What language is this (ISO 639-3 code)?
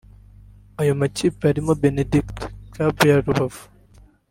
kin